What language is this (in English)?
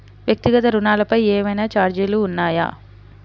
Telugu